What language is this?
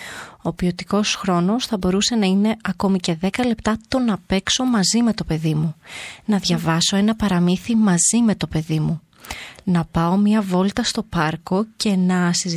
Greek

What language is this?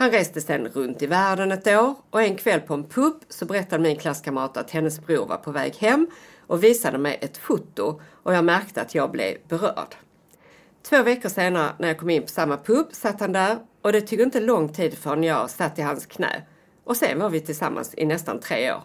Swedish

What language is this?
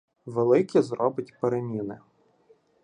Ukrainian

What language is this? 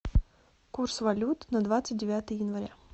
Russian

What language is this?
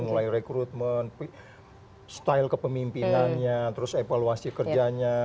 Indonesian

